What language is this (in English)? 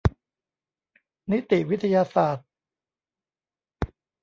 Thai